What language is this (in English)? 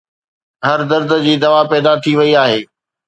Sindhi